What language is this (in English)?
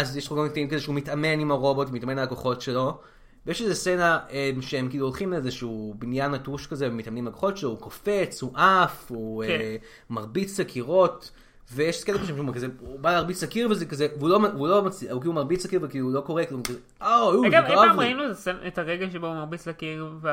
Hebrew